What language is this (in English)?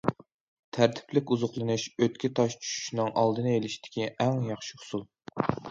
Uyghur